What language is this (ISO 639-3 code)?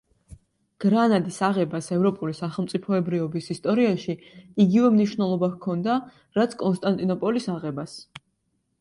kat